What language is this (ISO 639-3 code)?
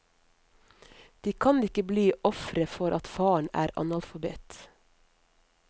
nor